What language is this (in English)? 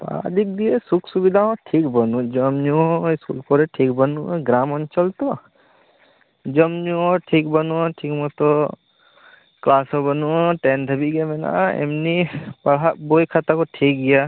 Santali